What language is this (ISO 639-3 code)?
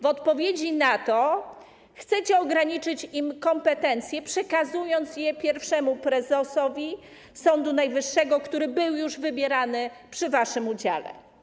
pol